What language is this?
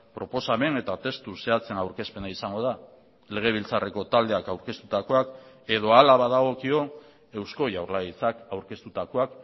Basque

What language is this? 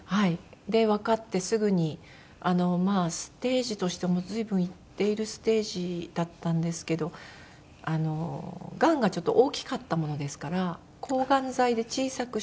Japanese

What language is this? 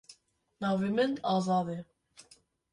Kurdish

